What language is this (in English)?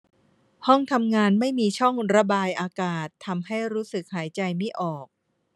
Thai